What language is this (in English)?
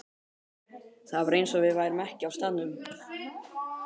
Icelandic